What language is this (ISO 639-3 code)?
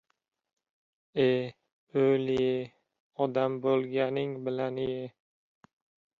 uzb